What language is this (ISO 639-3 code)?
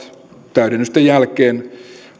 fin